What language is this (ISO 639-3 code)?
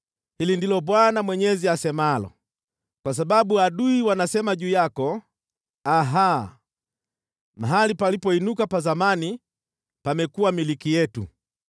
swa